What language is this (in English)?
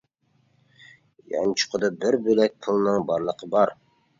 Uyghur